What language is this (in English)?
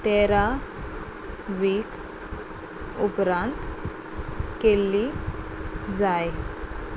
Konkani